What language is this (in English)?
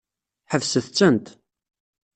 Kabyle